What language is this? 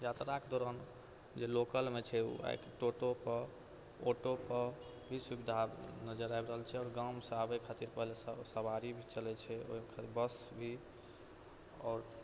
Maithili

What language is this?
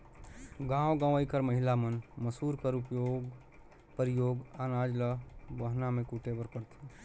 Chhattisgarhi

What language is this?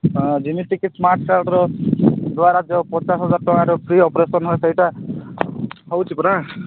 Odia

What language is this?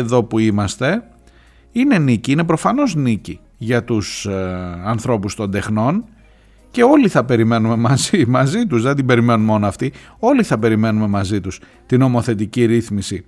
Greek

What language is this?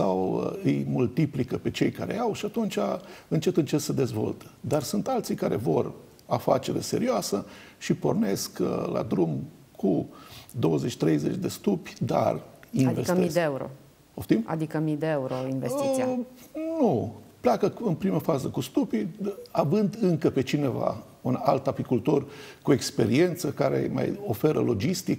Romanian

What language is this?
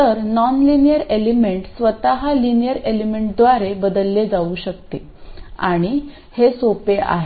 Marathi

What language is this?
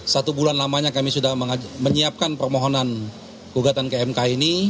Indonesian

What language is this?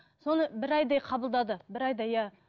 Kazakh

